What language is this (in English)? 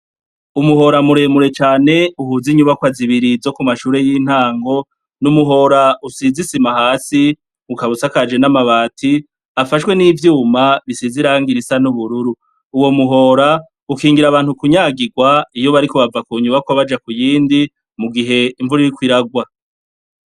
Rundi